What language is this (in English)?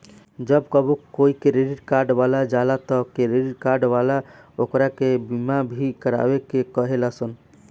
Bhojpuri